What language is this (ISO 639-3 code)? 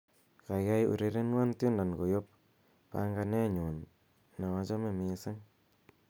kln